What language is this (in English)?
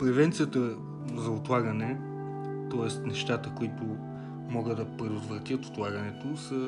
Bulgarian